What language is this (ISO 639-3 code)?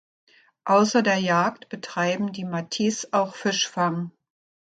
deu